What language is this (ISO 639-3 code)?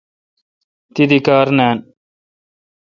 xka